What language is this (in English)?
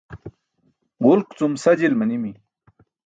Burushaski